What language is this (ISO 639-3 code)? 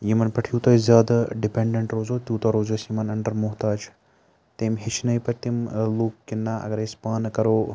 kas